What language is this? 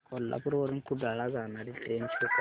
Marathi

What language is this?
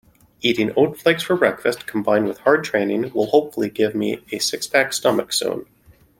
English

